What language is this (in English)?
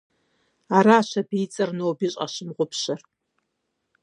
Kabardian